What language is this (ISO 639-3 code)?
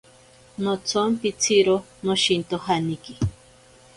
prq